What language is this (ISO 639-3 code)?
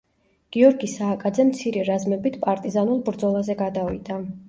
kat